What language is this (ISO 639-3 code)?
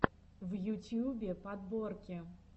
rus